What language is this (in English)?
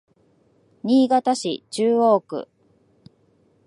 Japanese